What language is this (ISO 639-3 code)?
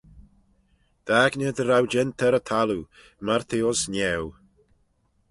glv